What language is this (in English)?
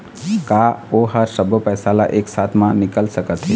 Chhattisgarhi